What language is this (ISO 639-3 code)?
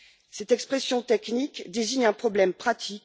fra